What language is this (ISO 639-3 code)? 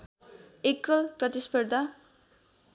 nep